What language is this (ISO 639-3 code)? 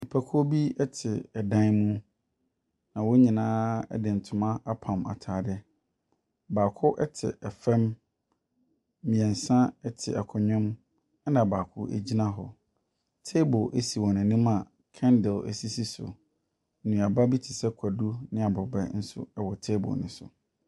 aka